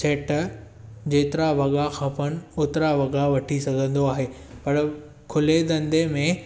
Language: Sindhi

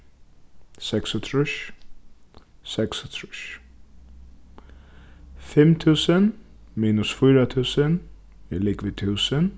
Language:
Faroese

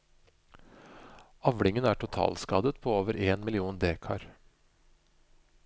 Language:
Norwegian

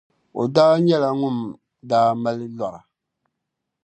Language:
Dagbani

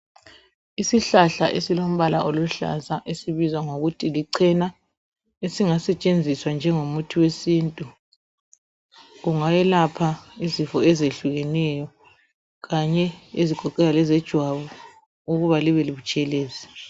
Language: North Ndebele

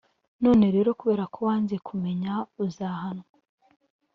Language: Kinyarwanda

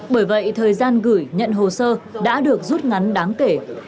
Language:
Vietnamese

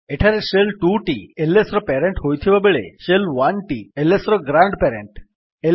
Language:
Odia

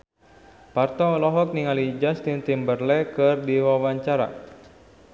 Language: Sundanese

